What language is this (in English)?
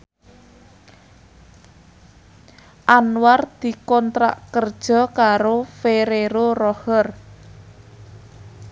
Javanese